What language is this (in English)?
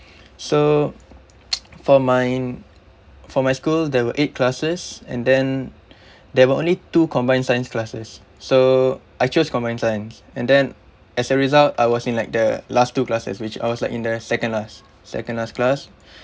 English